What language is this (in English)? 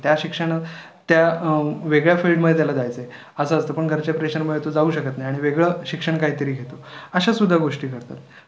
Marathi